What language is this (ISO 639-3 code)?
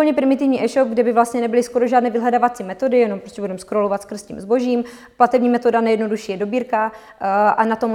ces